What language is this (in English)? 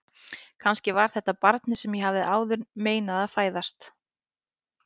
Icelandic